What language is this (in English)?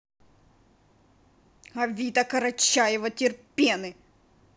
Russian